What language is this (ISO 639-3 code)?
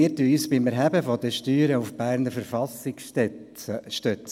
gsw